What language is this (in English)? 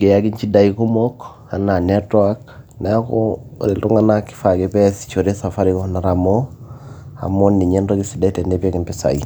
Masai